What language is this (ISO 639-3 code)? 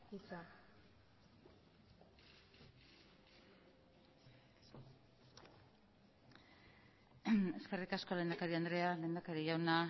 eus